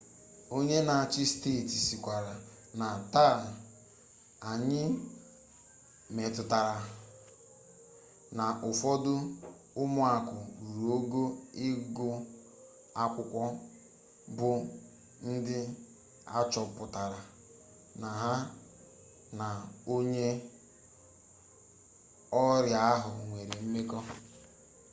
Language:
Igbo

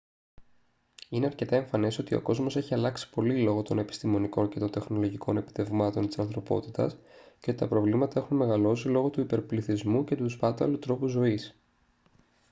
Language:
Greek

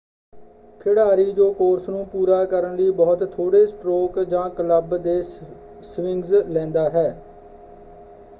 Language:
Punjabi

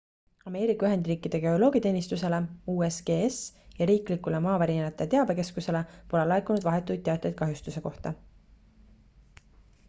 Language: Estonian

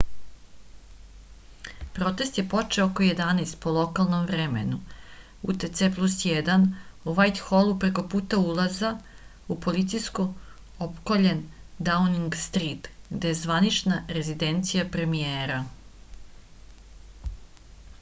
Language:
Serbian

